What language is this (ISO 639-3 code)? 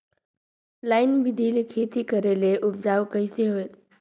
hne